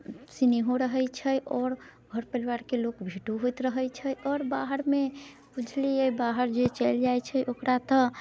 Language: Maithili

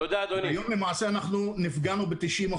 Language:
Hebrew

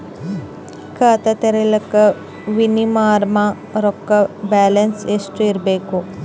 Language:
Kannada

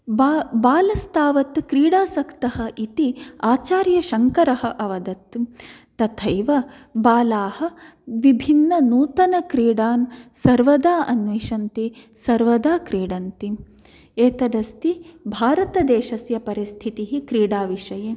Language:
Sanskrit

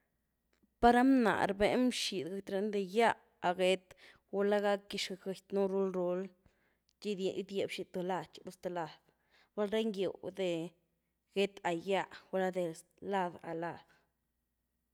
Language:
Güilá Zapotec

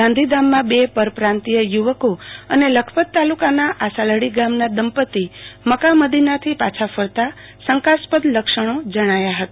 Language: Gujarati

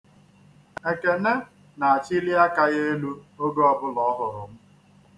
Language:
Igbo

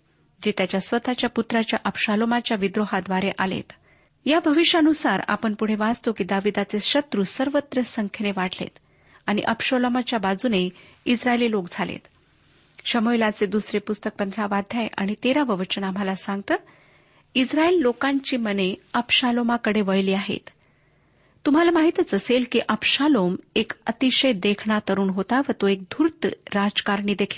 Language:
Marathi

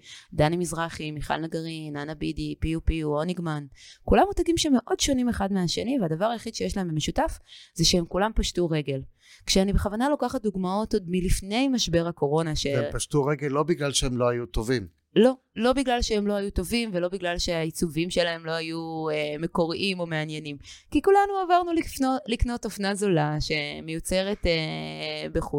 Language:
Hebrew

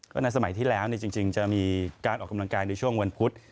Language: Thai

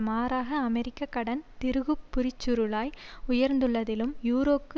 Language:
Tamil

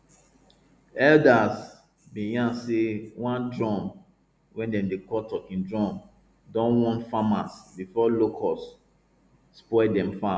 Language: Nigerian Pidgin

